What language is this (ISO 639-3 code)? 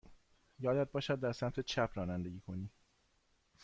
fas